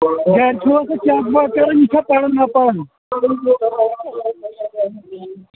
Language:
Kashmiri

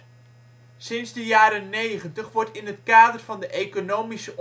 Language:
Dutch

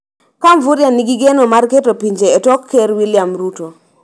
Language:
Luo (Kenya and Tanzania)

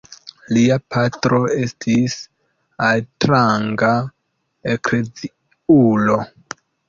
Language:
Esperanto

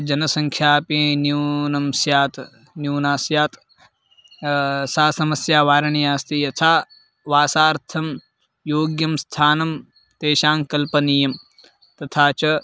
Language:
Sanskrit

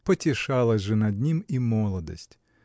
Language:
Russian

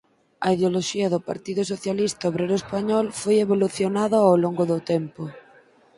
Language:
Galician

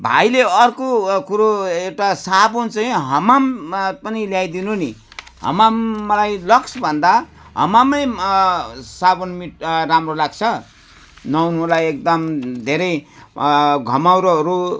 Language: Nepali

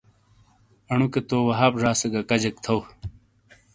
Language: Shina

